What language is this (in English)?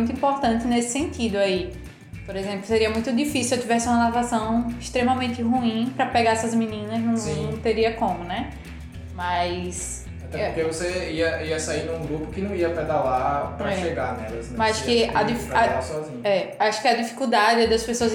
Portuguese